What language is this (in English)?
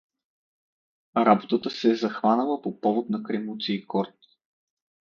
Bulgarian